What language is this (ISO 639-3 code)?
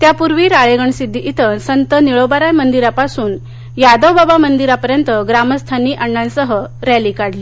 mar